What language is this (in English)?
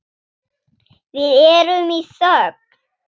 Icelandic